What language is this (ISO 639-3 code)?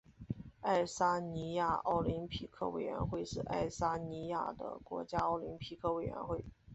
zho